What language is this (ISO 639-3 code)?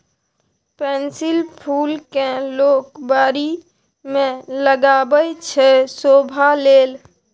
mai